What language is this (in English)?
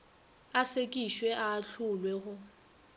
Northern Sotho